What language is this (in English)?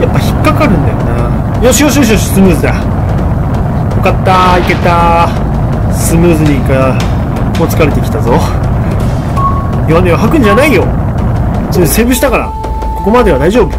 Japanese